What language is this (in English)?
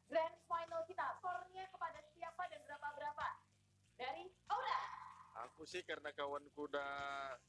Indonesian